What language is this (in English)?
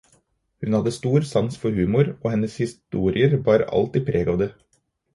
Norwegian Bokmål